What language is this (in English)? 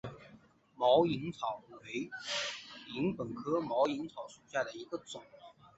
Chinese